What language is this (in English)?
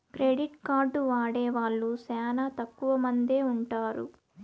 Telugu